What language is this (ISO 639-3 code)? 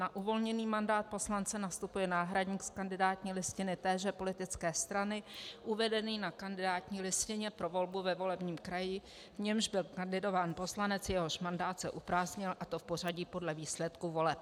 ces